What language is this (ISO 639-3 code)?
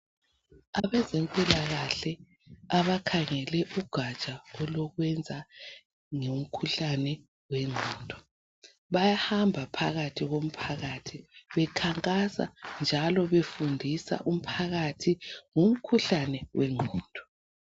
nde